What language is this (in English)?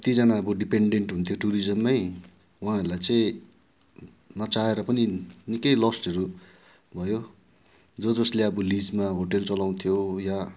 Nepali